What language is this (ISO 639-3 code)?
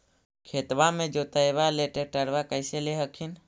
mag